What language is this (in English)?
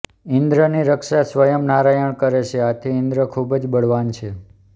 Gujarati